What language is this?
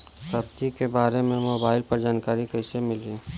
Bhojpuri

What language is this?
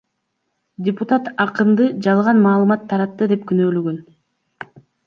Kyrgyz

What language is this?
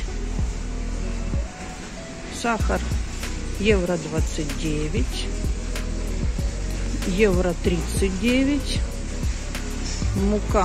Russian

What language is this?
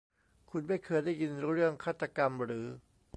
Thai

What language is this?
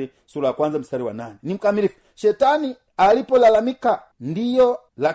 Swahili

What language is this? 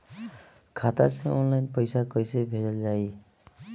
Bhojpuri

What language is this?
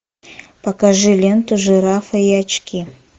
Russian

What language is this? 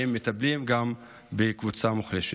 Hebrew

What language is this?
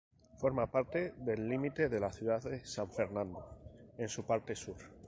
Spanish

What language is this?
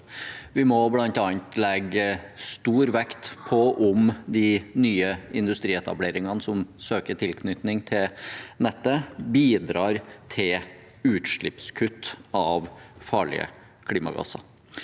Norwegian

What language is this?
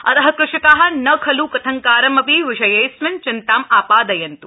Sanskrit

